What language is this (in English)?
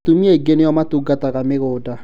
Kikuyu